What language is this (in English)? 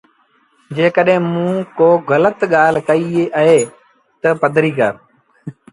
Sindhi Bhil